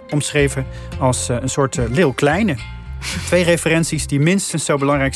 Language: Dutch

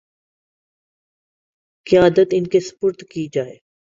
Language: Urdu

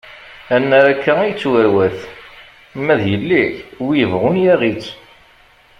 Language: Kabyle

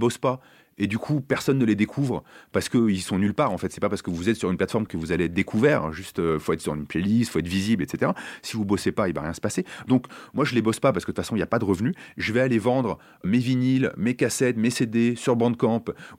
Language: French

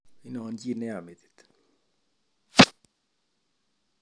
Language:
Kalenjin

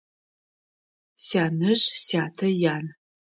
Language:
Adyghe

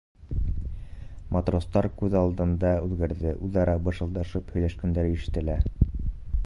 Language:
Bashkir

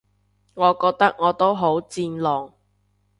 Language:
Cantonese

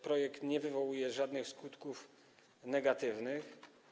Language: Polish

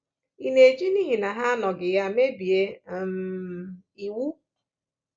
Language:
Igbo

